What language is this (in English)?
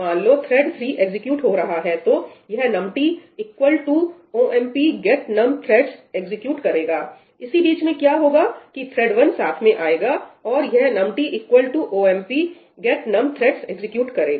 Hindi